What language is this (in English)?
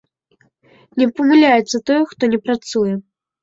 Belarusian